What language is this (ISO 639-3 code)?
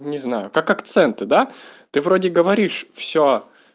rus